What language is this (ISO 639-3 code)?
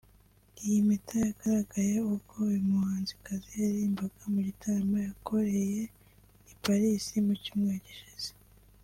kin